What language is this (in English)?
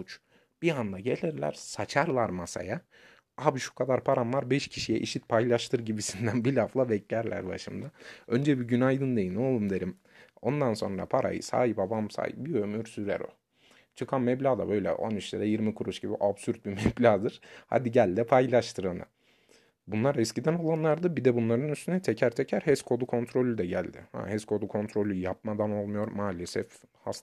Turkish